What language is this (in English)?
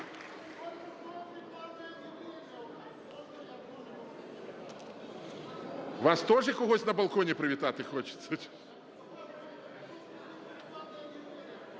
Ukrainian